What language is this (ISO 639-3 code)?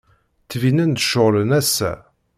kab